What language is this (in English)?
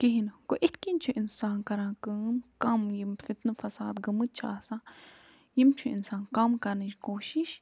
Kashmiri